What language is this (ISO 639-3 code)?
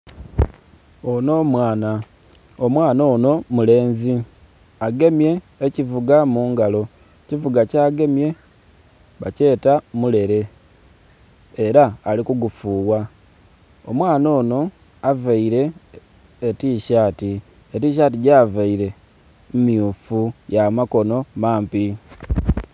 xog